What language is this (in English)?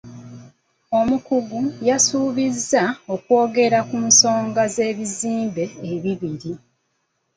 Ganda